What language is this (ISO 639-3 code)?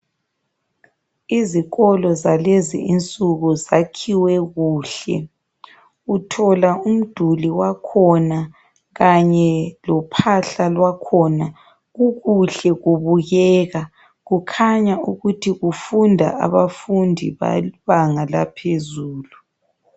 nde